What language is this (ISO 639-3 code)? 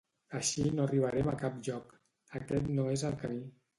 cat